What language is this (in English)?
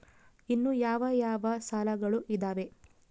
Kannada